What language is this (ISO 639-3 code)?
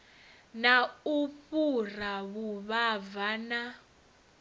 ven